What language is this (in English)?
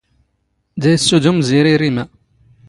Standard Moroccan Tamazight